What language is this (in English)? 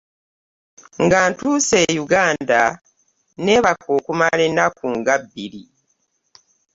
Ganda